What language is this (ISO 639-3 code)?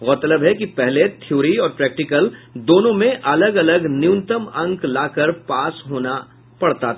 hin